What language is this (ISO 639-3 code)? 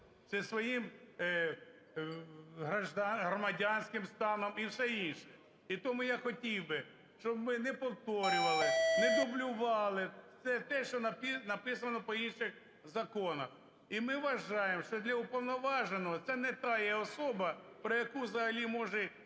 ukr